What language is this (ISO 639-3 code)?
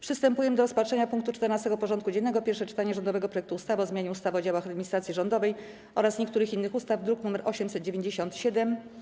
pol